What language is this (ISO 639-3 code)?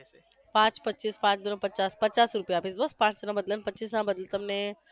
guj